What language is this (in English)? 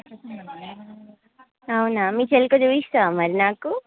Telugu